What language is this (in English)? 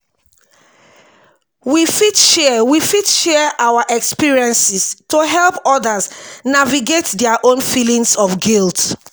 Nigerian Pidgin